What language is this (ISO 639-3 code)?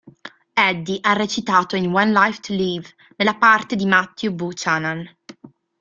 ita